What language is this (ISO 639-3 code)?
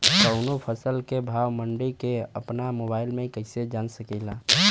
bho